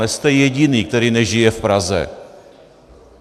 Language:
Czech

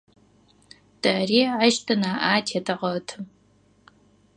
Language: Adyghe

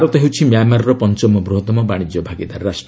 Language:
Odia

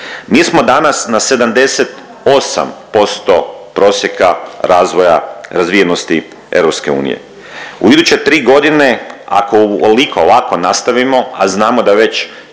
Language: Croatian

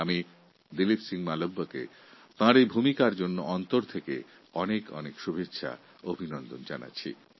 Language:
Bangla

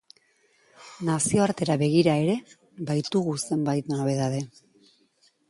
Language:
Basque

